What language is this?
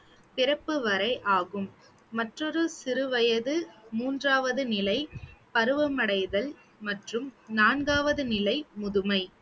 Tamil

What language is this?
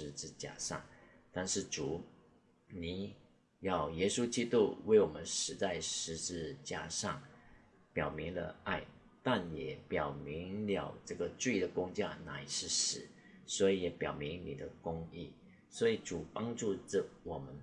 Chinese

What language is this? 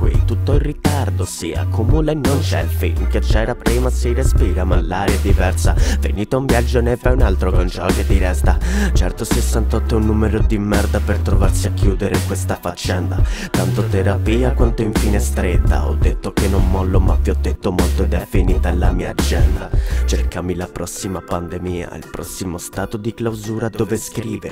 Italian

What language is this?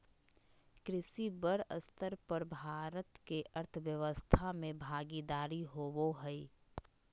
Magahi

